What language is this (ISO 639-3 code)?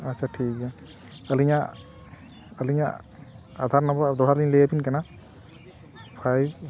sat